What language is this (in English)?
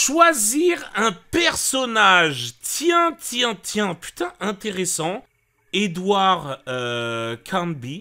French